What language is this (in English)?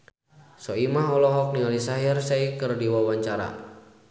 Sundanese